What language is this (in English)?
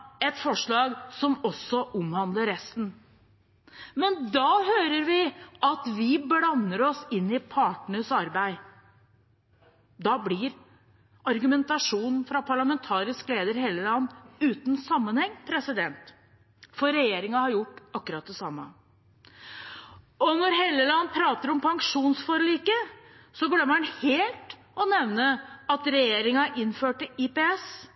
Norwegian Bokmål